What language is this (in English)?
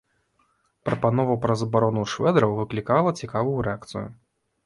Belarusian